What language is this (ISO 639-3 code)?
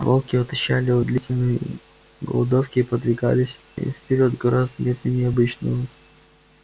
rus